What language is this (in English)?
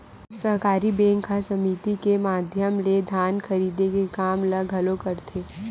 Chhattisgarhi